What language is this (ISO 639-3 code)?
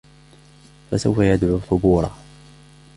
ara